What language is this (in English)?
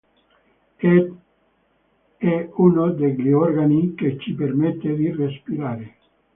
Italian